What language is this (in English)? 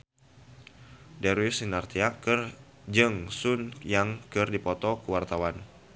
Sundanese